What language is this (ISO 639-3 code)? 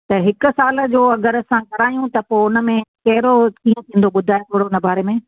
snd